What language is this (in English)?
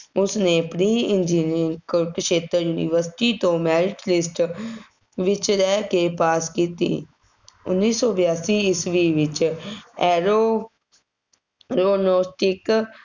Punjabi